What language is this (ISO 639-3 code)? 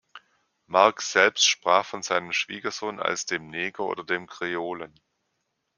deu